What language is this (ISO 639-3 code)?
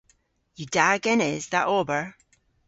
cor